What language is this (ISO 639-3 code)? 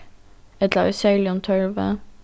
fao